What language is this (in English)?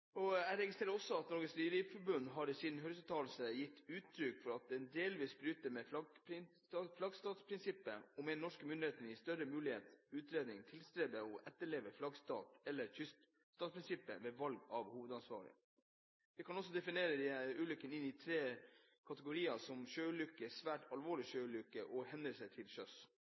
Norwegian Bokmål